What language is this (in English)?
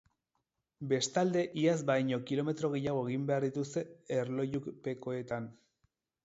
Basque